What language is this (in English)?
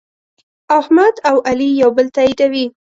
Pashto